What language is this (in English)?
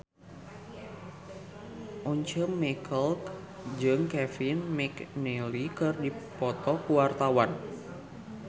Sundanese